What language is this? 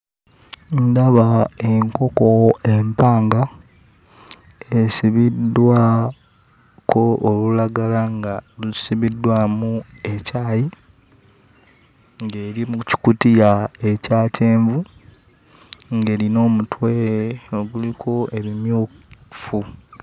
Ganda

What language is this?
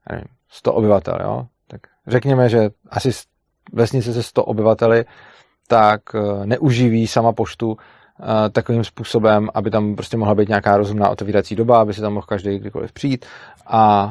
Czech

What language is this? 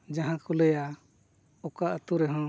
Santali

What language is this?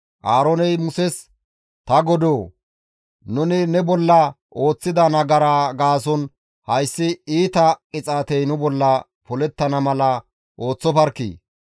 Gamo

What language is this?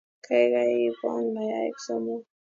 Kalenjin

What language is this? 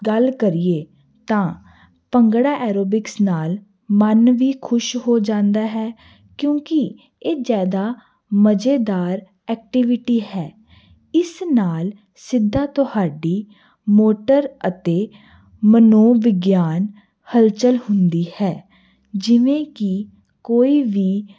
Punjabi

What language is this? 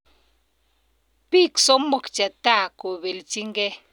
Kalenjin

